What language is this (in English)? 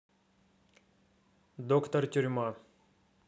Russian